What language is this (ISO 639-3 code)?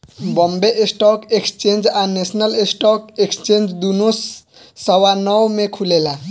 bho